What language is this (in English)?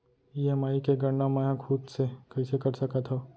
Chhattisgarhi